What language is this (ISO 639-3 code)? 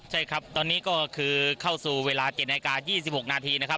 tha